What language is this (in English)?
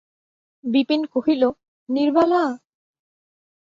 Bangla